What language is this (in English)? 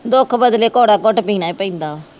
Punjabi